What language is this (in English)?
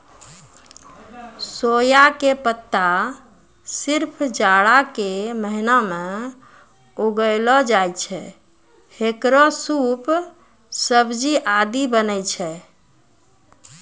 Maithili